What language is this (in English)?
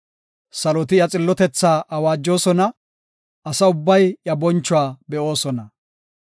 Gofa